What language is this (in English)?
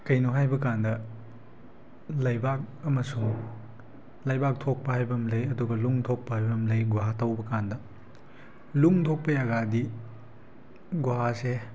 Manipuri